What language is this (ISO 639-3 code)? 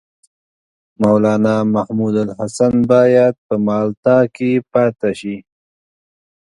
pus